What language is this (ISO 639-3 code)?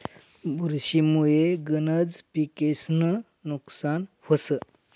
mar